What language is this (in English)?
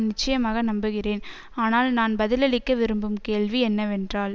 Tamil